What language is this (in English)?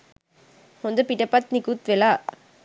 Sinhala